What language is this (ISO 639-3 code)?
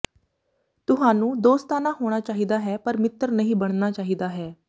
pan